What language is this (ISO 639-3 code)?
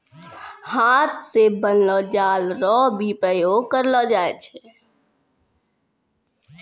mai